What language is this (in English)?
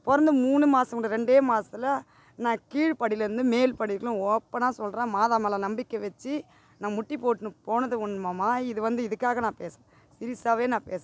Tamil